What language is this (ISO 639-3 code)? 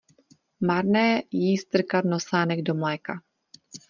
ces